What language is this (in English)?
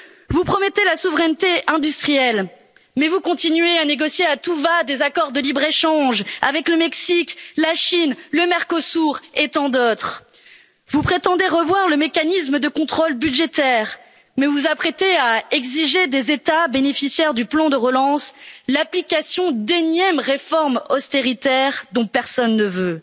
French